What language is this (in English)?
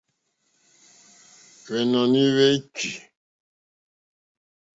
Mokpwe